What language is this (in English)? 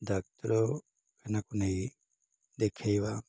Odia